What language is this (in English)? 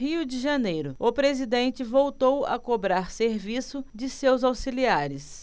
Portuguese